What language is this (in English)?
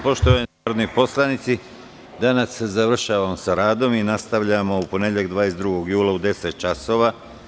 Serbian